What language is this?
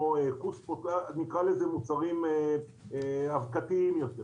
Hebrew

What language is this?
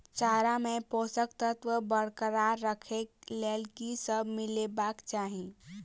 Maithili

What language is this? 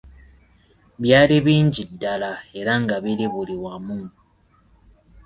Ganda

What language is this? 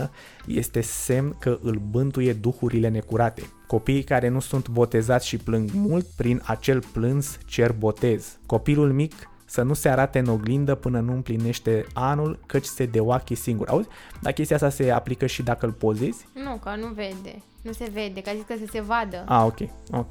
Romanian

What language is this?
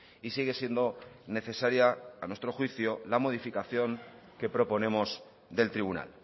Spanish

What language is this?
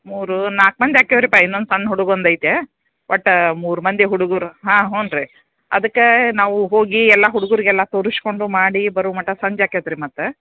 Kannada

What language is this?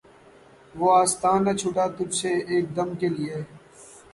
Urdu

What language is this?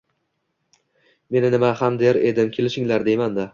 Uzbek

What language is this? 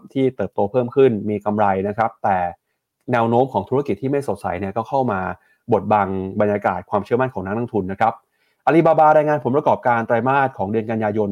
Thai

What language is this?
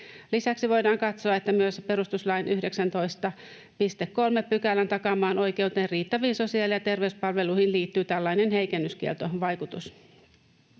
Finnish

